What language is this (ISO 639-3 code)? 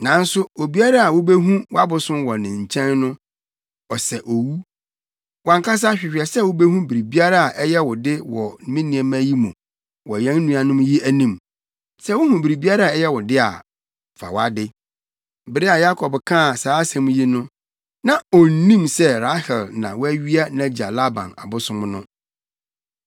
aka